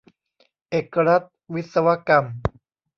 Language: Thai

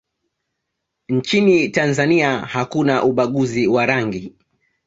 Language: Swahili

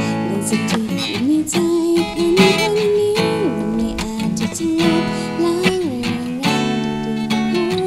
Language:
Thai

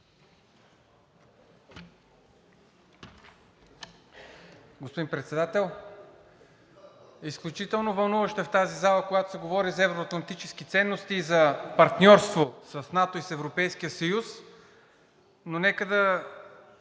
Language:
Bulgarian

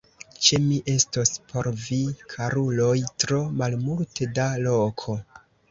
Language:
Esperanto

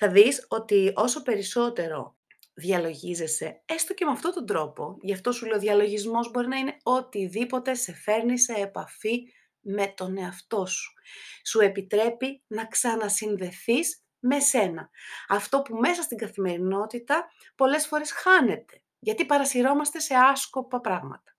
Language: Greek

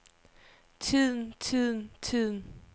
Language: Danish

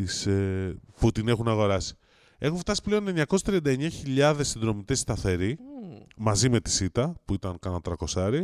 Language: Greek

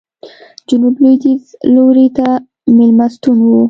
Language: Pashto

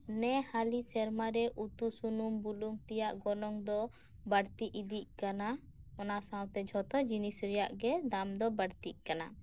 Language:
Santali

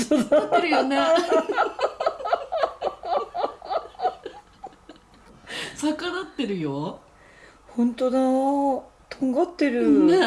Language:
Japanese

